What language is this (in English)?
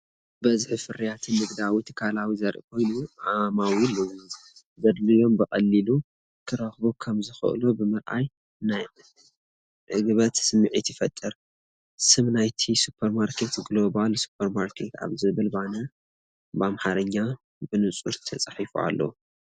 Tigrinya